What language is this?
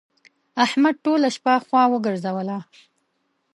Pashto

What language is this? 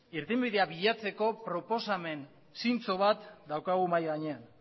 Basque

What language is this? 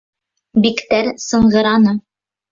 Bashkir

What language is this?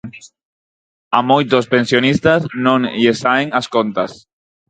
Galician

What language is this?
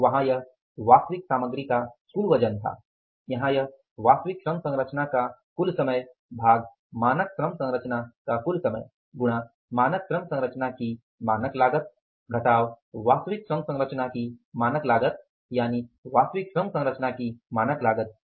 Hindi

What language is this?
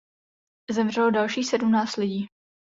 Czech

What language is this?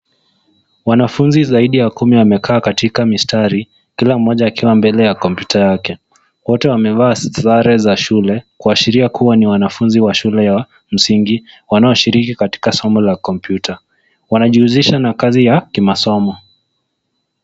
Swahili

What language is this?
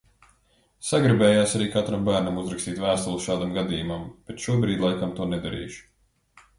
Latvian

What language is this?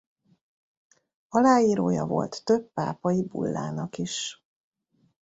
Hungarian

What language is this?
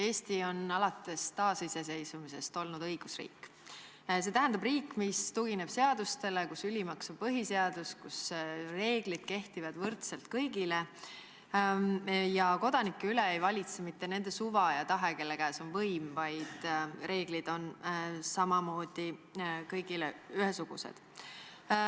Estonian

